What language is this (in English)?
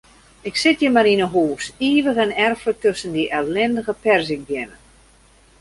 Western Frisian